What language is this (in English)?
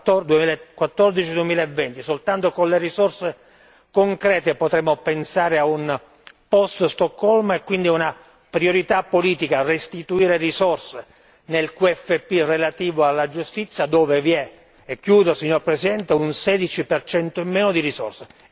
Italian